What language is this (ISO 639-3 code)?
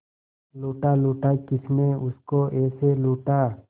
hin